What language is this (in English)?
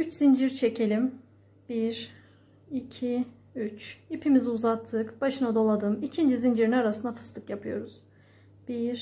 Turkish